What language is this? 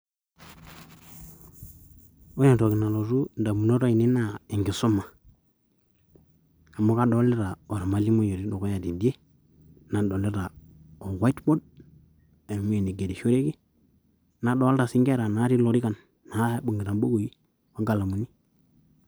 Masai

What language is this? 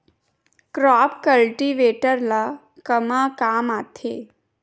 Chhattisgarhi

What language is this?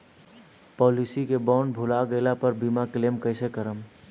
Bhojpuri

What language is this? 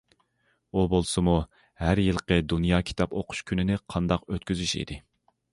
Uyghur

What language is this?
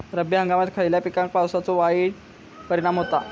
Marathi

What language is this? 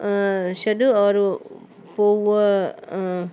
Sindhi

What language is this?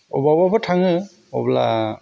Bodo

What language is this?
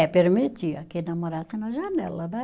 Portuguese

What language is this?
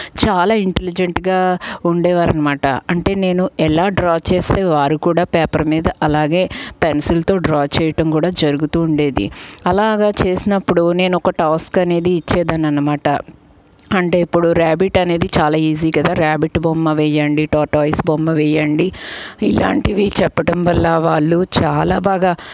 Telugu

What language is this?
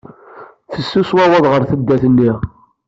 Kabyle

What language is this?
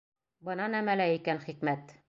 Bashkir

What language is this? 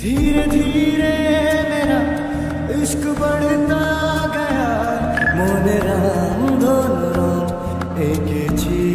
Hindi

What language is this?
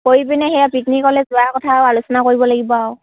Assamese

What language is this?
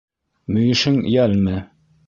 Bashkir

